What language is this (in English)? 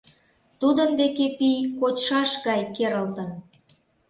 Mari